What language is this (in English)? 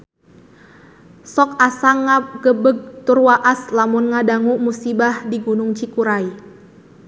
Sundanese